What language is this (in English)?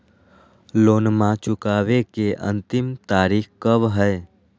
Magahi